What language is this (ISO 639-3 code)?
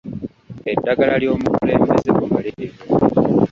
lug